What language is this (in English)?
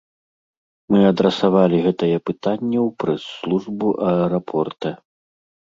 Belarusian